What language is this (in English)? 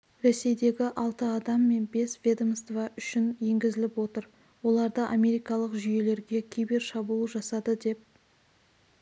Kazakh